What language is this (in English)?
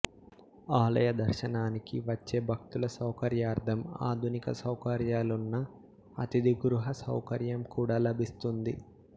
Telugu